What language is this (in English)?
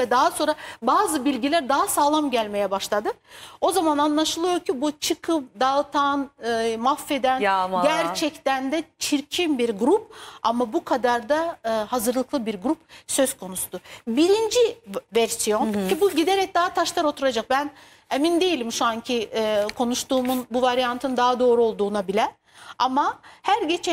Turkish